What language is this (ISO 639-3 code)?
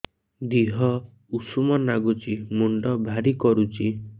ori